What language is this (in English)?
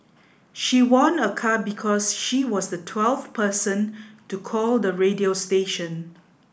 English